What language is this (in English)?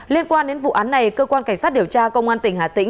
Vietnamese